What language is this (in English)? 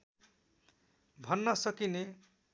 Nepali